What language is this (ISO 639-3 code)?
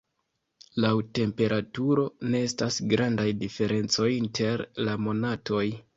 epo